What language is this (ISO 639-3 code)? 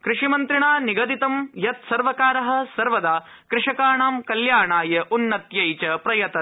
san